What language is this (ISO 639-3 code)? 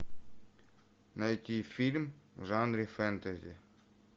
rus